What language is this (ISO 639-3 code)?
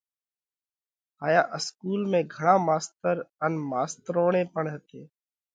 kvx